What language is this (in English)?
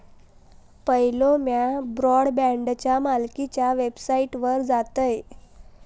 Marathi